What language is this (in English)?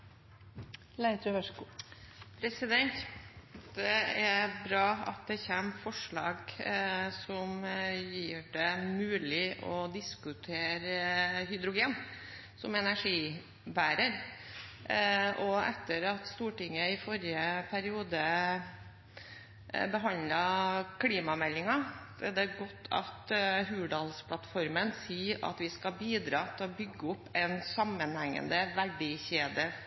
Norwegian Bokmål